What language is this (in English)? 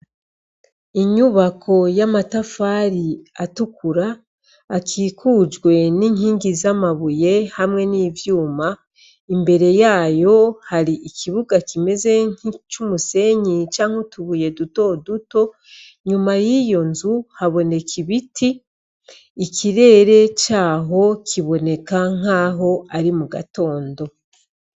Rundi